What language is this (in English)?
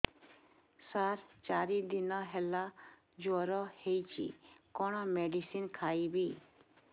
Odia